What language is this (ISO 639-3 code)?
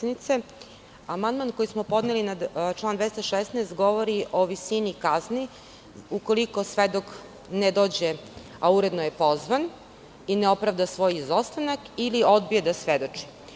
srp